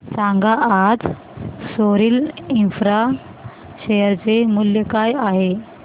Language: Marathi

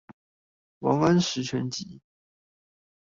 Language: Chinese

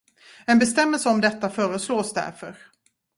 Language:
Swedish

